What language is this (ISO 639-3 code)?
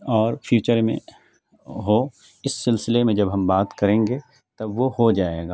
urd